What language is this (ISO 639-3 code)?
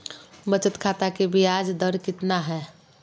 mag